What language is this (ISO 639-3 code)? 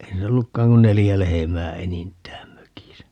fin